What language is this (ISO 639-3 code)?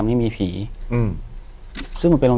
tha